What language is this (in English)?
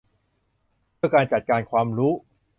Thai